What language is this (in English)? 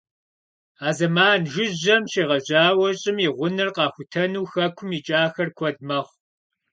Kabardian